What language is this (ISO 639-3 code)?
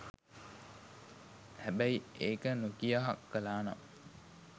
sin